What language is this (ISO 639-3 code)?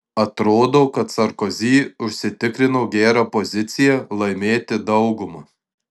lit